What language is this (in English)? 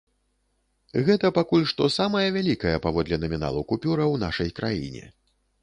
Belarusian